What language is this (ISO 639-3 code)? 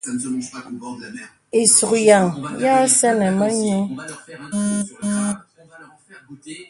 beb